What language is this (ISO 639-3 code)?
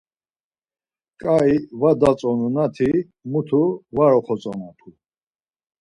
lzz